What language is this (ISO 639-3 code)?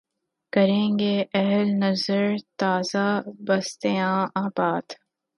urd